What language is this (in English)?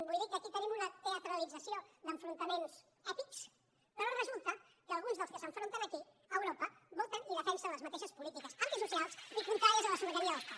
Catalan